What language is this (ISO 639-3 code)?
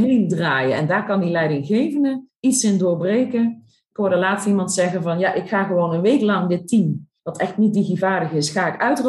nld